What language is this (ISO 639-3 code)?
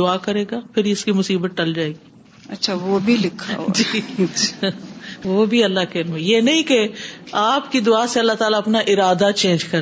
urd